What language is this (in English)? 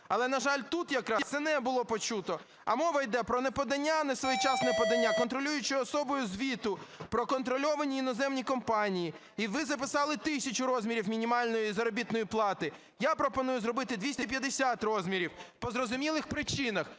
Ukrainian